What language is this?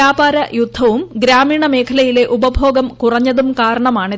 Malayalam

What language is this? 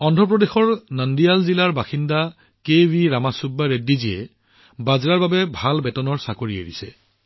Assamese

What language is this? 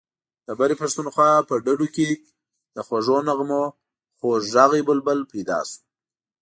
Pashto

